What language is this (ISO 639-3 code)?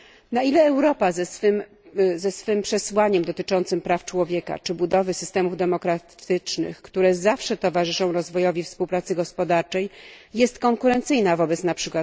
pol